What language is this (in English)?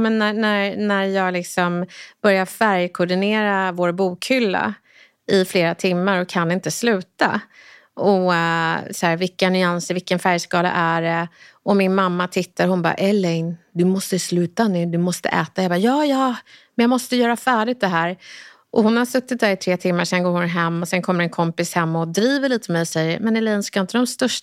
Swedish